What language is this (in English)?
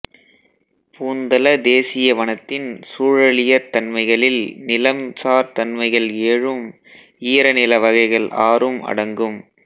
Tamil